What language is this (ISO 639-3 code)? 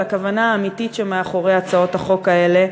heb